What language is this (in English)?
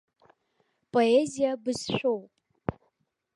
Abkhazian